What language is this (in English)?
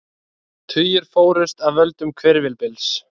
Icelandic